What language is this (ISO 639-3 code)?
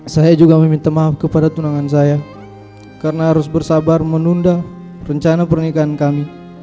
ind